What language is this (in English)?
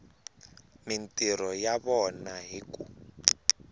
Tsonga